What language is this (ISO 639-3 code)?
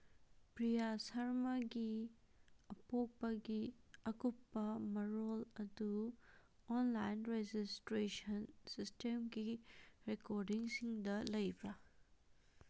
mni